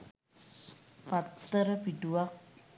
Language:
Sinhala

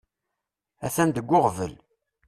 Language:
Kabyle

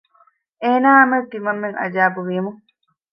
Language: Divehi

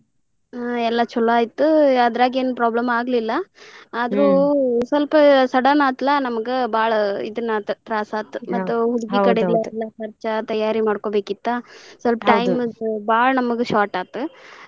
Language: Kannada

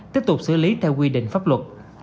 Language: Vietnamese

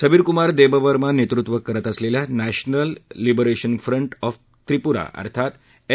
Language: Marathi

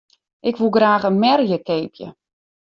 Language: Western Frisian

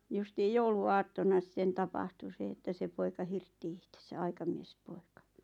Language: Finnish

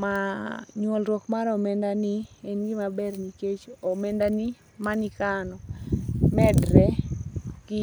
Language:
Luo (Kenya and Tanzania)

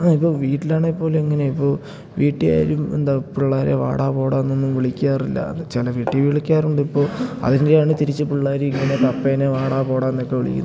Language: Malayalam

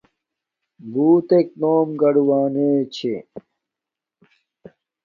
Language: Domaaki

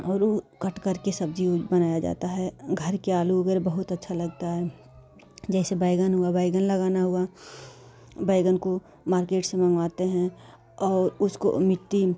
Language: Hindi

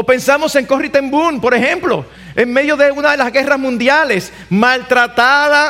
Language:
Spanish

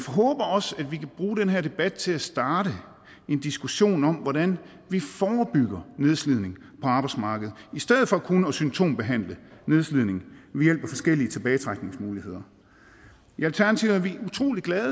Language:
Danish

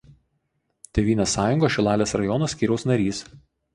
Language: Lithuanian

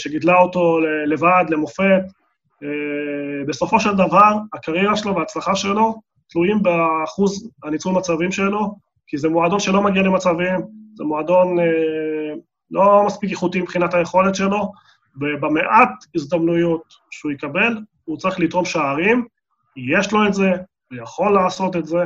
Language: Hebrew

